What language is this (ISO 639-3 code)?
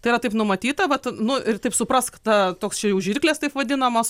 lit